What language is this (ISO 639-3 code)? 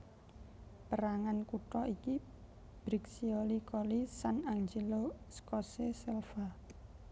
jav